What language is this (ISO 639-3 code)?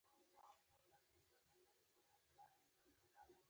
pus